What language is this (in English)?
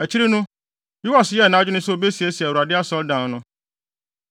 Akan